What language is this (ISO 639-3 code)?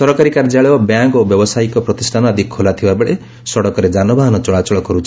ori